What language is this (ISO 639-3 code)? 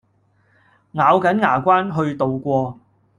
yue